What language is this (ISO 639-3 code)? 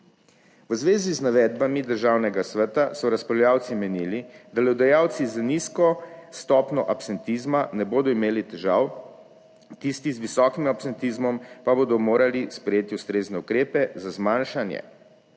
slv